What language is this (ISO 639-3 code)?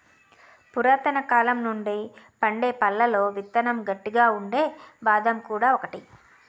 tel